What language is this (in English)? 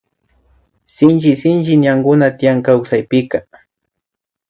Imbabura Highland Quichua